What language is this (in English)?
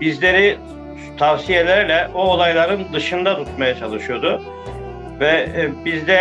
Turkish